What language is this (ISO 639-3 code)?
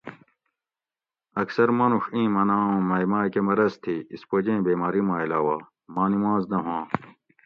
gwc